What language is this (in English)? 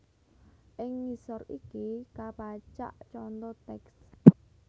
Javanese